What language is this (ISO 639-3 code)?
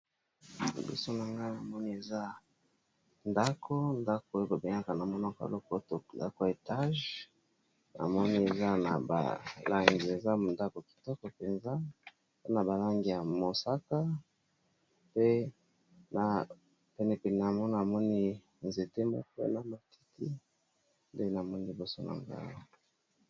lin